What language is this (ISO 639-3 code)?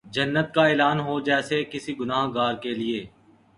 urd